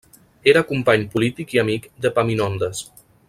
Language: Catalan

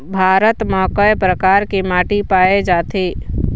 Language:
Chhattisgarhi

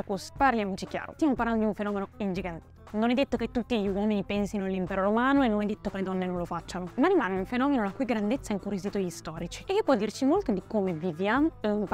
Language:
Italian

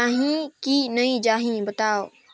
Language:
Chhattisgarhi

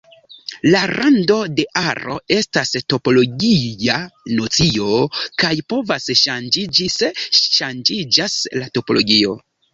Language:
Esperanto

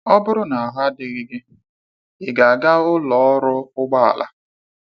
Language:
Igbo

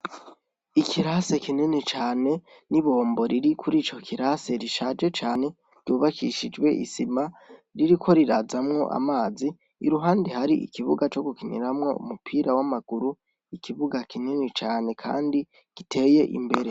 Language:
Rundi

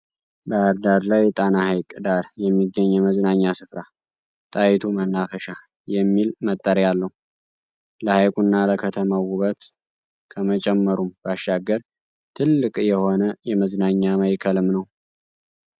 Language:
Amharic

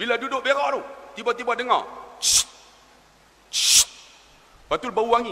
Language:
Malay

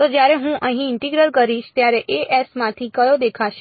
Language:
Gujarati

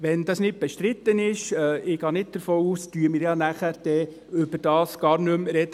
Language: Swiss German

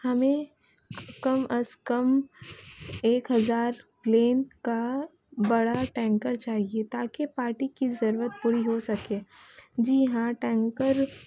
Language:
Urdu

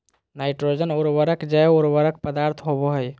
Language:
Magahi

